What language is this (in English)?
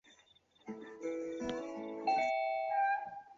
Chinese